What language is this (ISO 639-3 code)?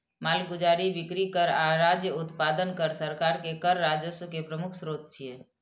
mai